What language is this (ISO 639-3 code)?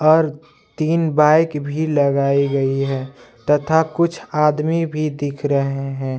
hin